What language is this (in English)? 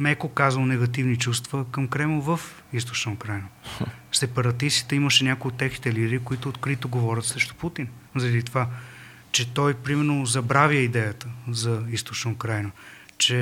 Bulgarian